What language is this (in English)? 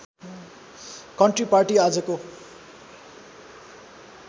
Nepali